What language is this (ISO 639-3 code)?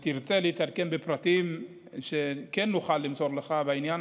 heb